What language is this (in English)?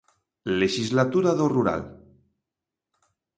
Galician